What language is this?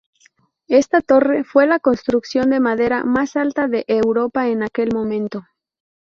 Spanish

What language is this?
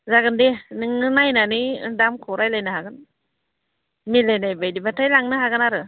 Bodo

